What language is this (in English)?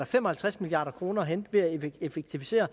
Danish